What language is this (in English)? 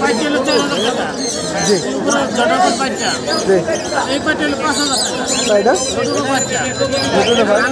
Turkish